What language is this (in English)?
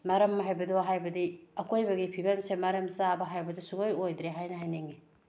Manipuri